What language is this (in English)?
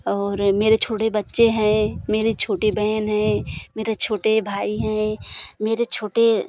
Hindi